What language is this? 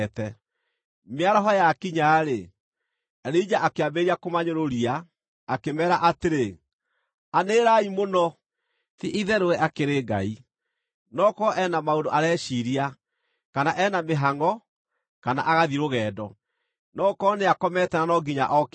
Kikuyu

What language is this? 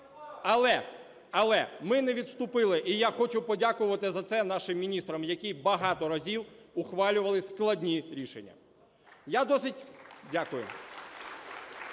Ukrainian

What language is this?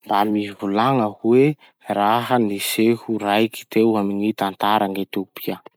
Masikoro Malagasy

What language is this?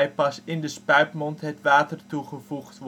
Dutch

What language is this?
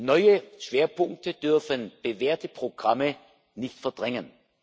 German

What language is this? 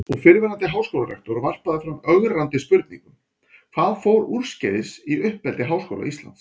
Icelandic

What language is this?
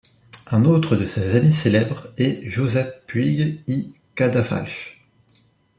French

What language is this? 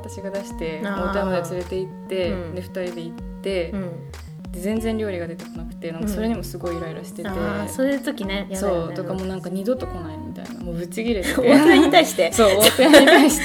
Japanese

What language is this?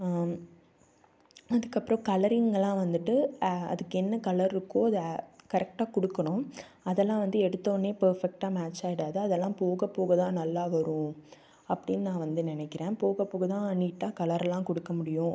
Tamil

